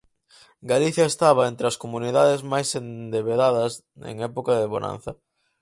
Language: Galician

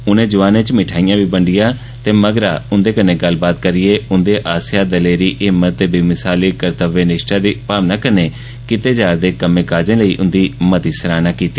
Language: Dogri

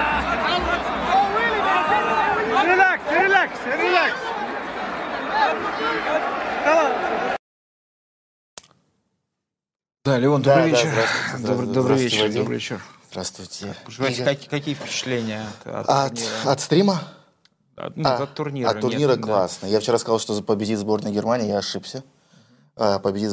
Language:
Russian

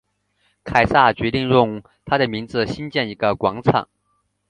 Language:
Chinese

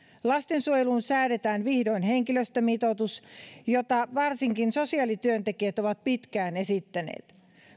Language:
Finnish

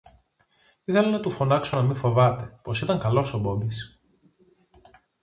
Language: Greek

